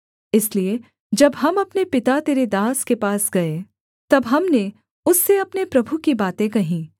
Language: Hindi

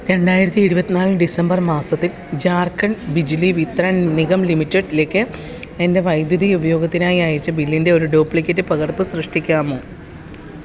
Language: Malayalam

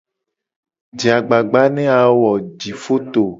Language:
Gen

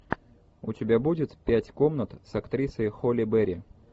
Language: Russian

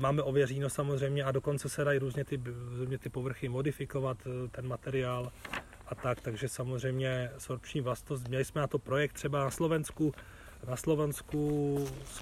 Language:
Czech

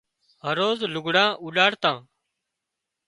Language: Wadiyara Koli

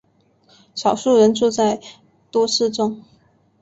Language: Chinese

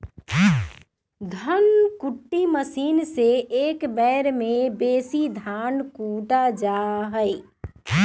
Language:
Magahi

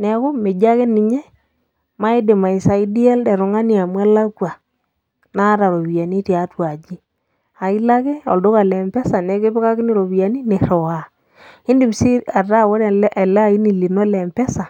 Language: Masai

